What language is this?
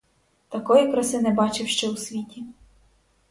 Ukrainian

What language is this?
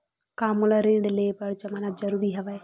Chhattisgarhi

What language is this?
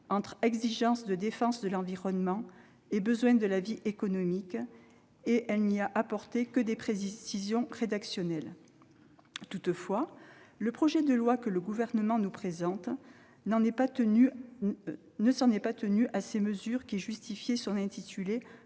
French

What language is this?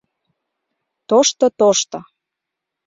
Mari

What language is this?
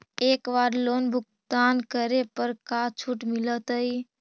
Magahi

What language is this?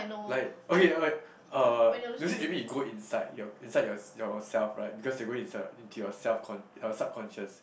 English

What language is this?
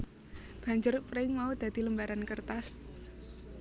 Javanese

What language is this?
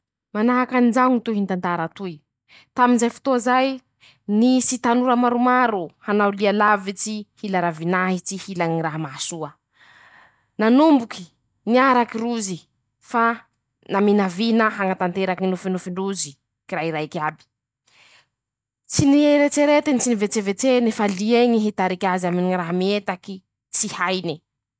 Masikoro Malagasy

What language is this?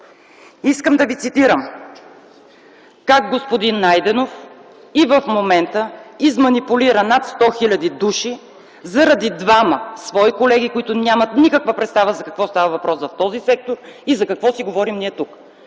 Bulgarian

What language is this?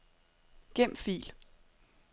Danish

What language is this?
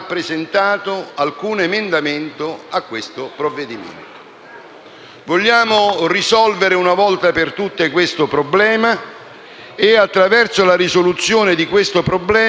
Italian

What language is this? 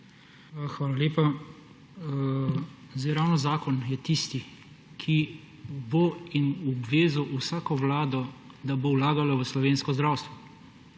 Slovenian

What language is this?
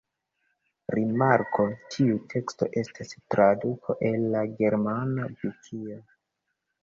Esperanto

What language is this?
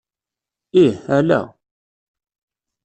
Kabyle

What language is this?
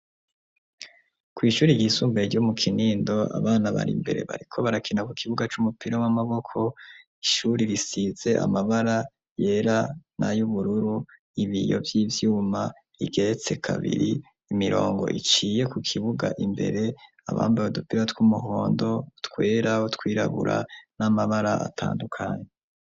Rundi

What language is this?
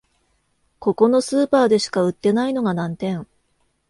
Japanese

